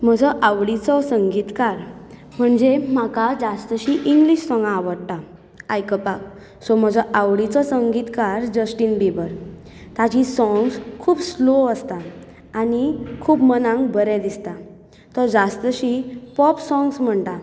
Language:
Konkani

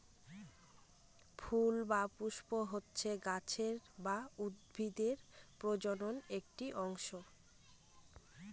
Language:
Bangla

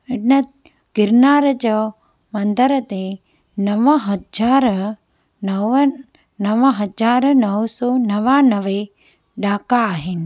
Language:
Sindhi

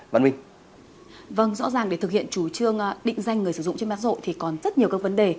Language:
Vietnamese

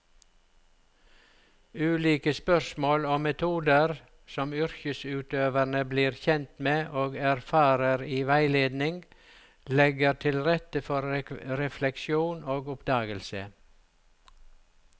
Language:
Norwegian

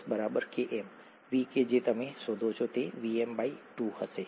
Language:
Gujarati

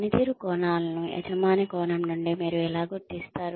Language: Telugu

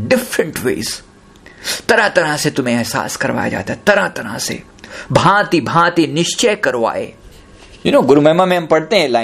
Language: Hindi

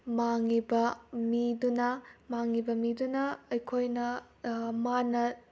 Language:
Manipuri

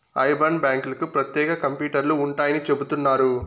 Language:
Telugu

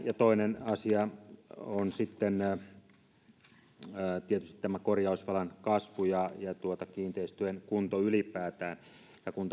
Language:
Finnish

